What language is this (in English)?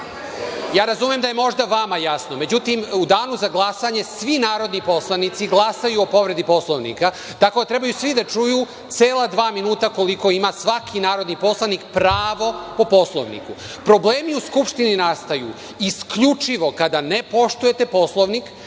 Serbian